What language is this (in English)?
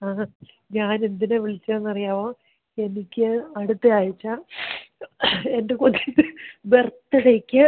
Malayalam